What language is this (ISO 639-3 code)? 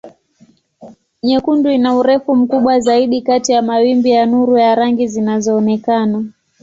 swa